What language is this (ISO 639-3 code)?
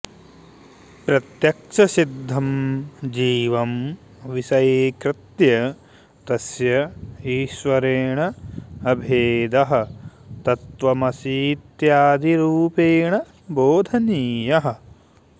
san